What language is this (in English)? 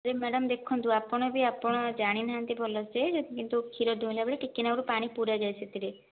Odia